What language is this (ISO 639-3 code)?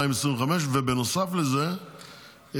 heb